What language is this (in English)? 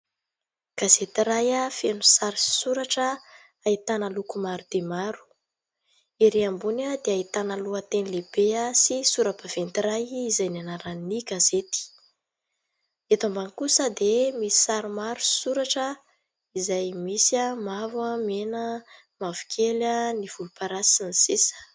Malagasy